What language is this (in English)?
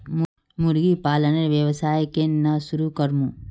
Magahi